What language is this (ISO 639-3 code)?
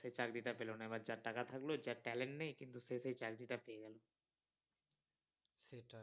ben